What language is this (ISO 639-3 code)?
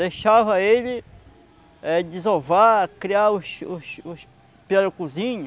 por